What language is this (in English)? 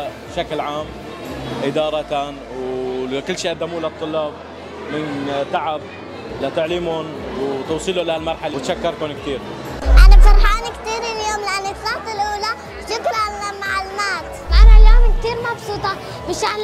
Arabic